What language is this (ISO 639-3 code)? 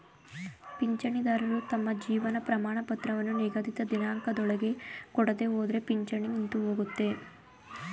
kan